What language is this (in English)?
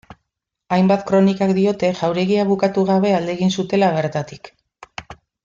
Basque